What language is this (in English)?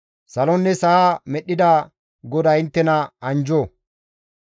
Gamo